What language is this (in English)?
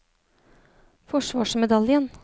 Norwegian